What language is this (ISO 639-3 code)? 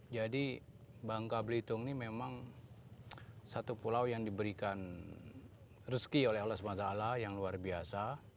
ind